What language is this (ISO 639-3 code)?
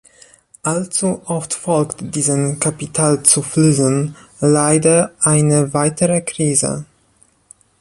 deu